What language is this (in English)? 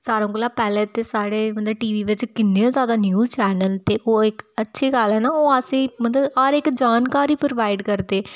Dogri